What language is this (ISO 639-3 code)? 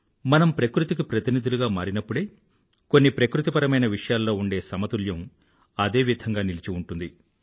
tel